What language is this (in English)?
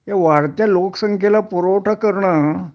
Marathi